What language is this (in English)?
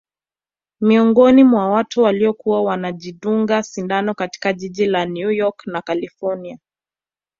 Swahili